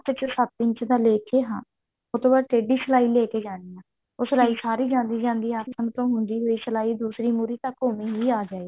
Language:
Punjabi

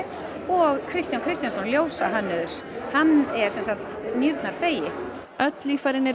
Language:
Icelandic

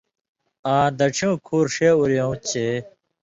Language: Indus Kohistani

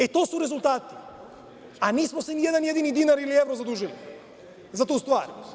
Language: Serbian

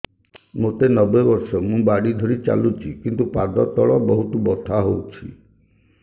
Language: Odia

